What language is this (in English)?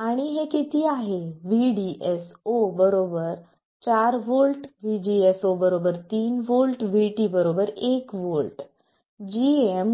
Marathi